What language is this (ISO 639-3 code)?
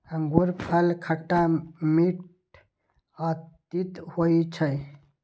mai